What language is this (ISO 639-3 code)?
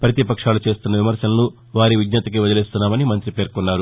tel